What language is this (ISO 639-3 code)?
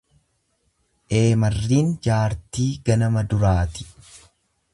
orm